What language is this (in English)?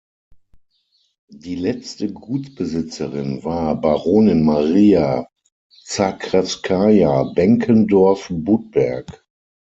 German